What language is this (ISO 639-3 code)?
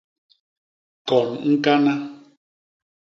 bas